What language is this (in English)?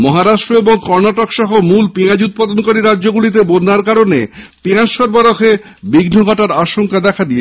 Bangla